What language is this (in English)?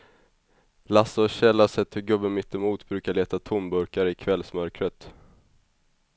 Swedish